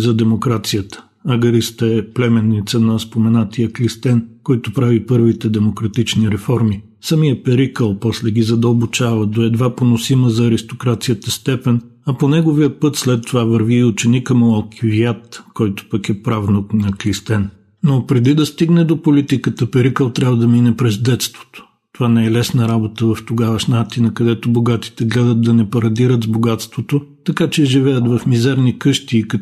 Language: Bulgarian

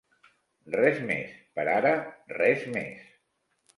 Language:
Catalan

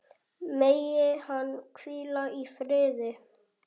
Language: Icelandic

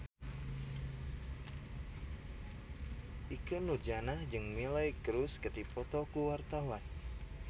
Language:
Sundanese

